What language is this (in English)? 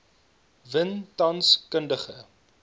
Afrikaans